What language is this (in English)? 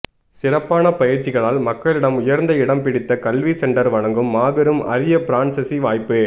Tamil